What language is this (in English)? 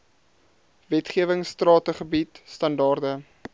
Afrikaans